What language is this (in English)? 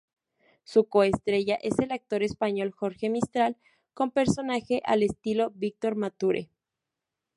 Spanish